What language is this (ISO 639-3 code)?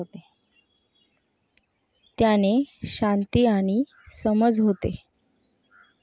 mar